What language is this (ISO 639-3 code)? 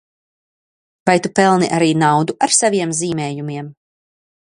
lav